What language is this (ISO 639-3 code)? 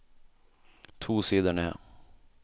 nor